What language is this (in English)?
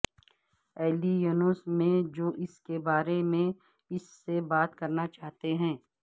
Urdu